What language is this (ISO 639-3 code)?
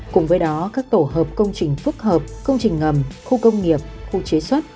vie